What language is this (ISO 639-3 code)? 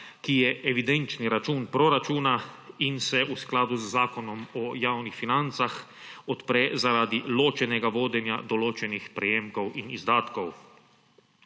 slv